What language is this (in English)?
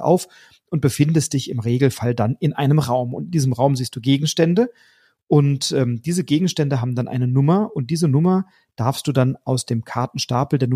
German